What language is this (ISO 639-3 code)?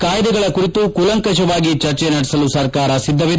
kan